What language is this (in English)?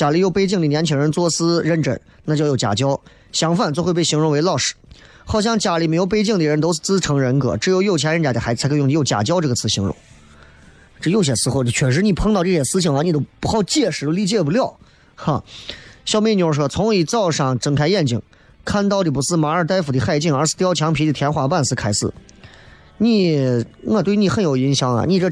Chinese